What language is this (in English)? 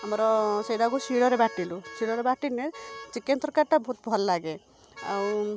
Odia